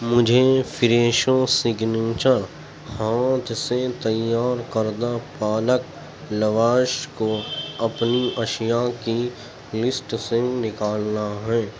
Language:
Urdu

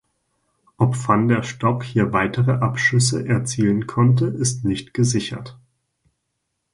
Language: German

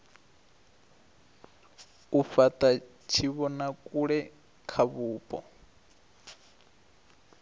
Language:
Venda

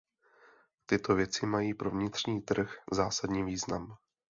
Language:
Czech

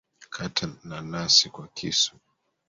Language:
Swahili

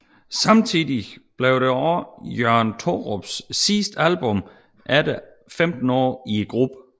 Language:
Danish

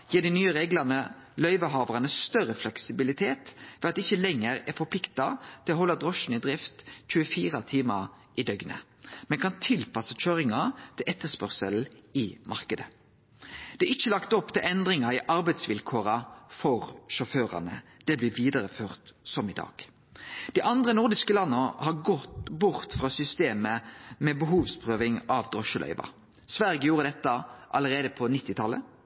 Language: Norwegian Nynorsk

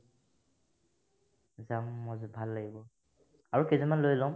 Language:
Assamese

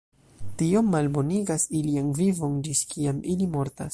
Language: Esperanto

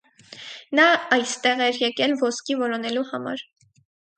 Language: Armenian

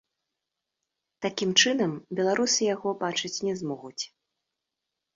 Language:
Belarusian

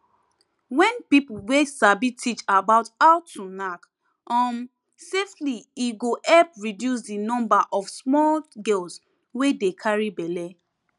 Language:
Nigerian Pidgin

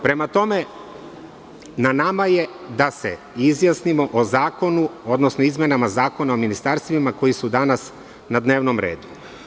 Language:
Serbian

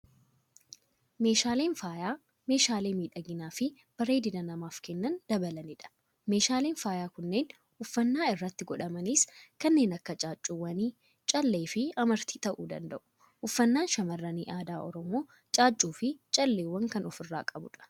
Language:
Oromo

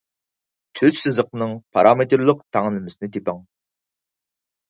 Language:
Uyghur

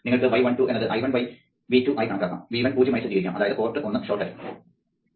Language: Malayalam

